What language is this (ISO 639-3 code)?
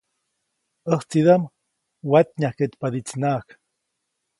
zoc